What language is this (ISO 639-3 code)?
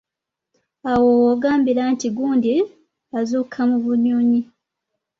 lug